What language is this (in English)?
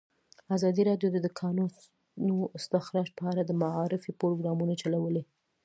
Pashto